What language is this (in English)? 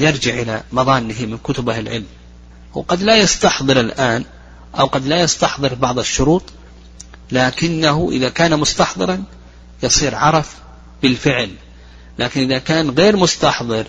Arabic